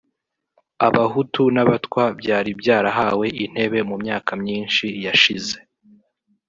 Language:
Kinyarwanda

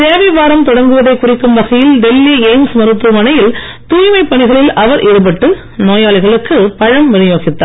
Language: Tamil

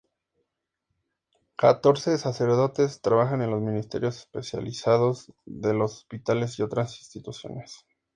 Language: Spanish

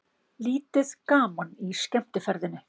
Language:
Icelandic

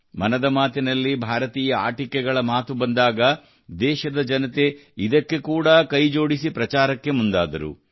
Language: Kannada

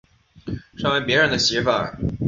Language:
Chinese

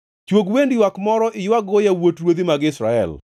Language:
Luo (Kenya and Tanzania)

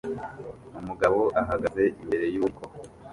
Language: Kinyarwanda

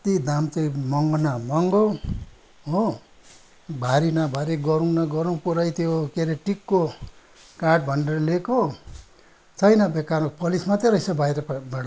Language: Nepali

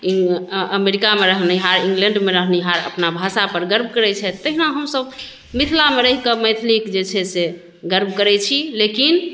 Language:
Maithili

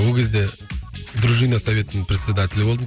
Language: Kazakh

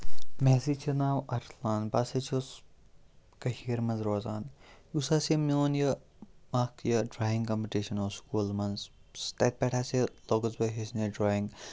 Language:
Kashmiri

